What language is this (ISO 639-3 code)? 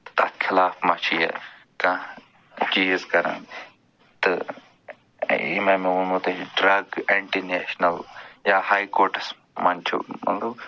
kas